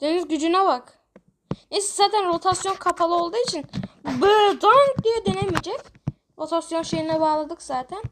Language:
Turkish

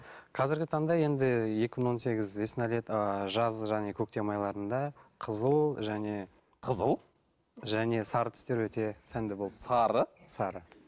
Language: Kazakh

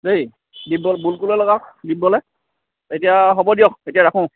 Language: Assamese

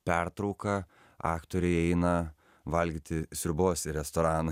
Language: Lithuanian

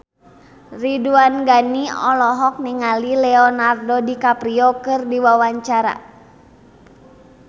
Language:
Sundanese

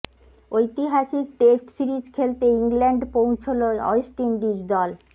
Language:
Bangla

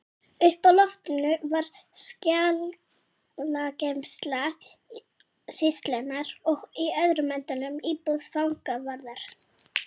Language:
Icelandic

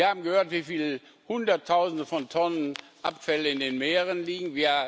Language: German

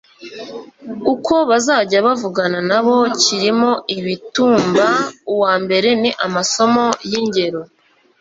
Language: Kinyarwanda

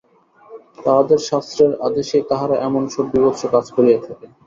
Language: Bangla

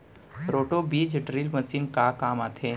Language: Chhattisgarhi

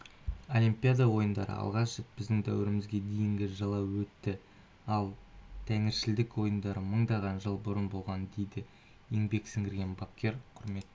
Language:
Kazakh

